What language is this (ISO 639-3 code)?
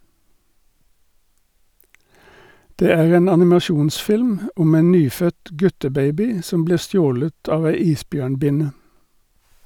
nor